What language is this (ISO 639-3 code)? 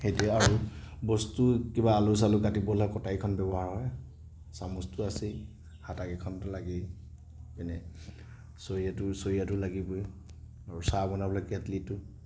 asm